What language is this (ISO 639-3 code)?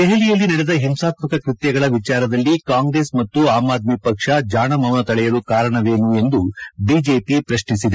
kan